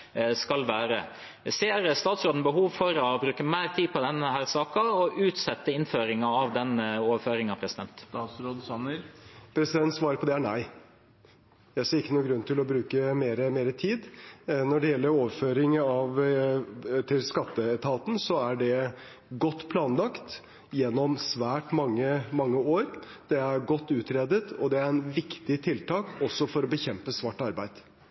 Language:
Norwegian Bokmål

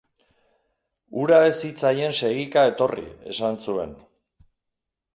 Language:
Basque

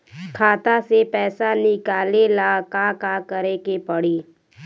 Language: Bhojpuri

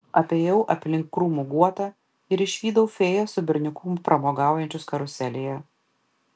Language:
Lithuanian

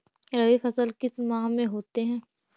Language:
Magahi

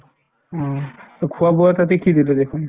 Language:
Assamese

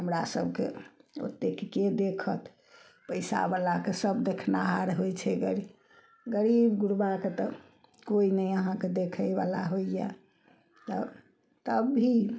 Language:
Maithili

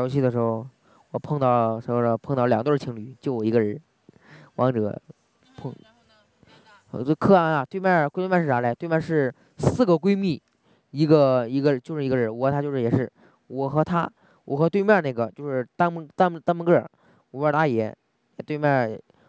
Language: Chinese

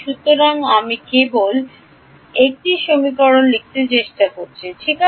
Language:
Bangla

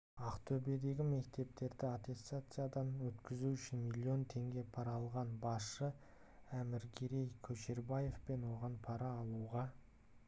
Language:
Kazakh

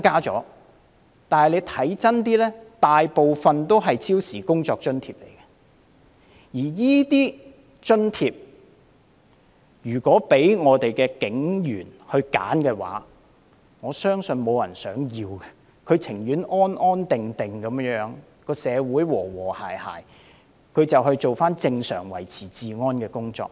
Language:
Cantonese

